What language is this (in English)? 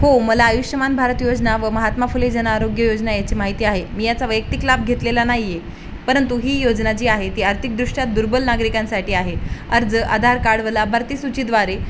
Marathi